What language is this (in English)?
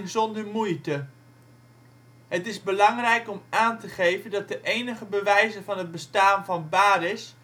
Dutch